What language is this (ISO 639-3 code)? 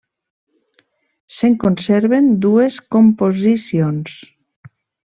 cat